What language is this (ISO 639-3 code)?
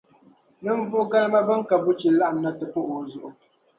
dag